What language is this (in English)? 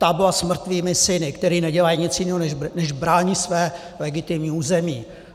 Czech